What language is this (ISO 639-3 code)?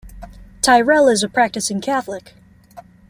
eng